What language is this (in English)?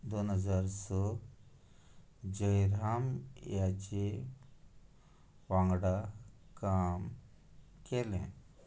Konkani